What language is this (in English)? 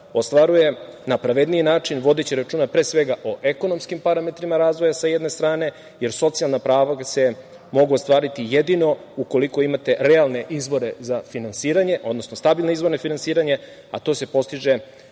Serbian